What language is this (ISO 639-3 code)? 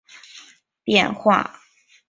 zho